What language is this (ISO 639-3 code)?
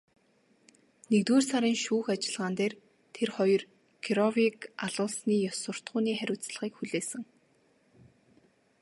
mon